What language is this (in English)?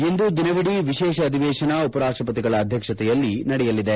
Kannada